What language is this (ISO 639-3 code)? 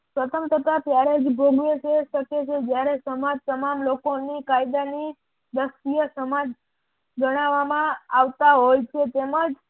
guj